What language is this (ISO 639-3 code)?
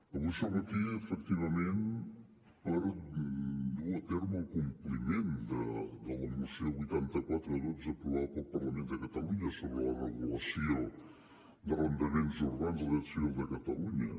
cat